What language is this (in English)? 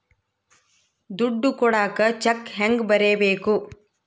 Kannada